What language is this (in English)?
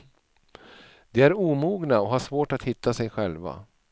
Swedish